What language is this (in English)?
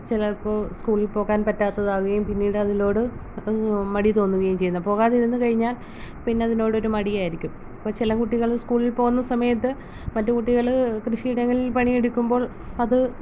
Malayalam